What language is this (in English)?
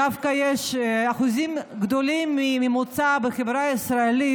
Hebrew